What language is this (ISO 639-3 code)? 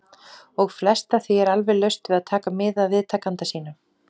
isl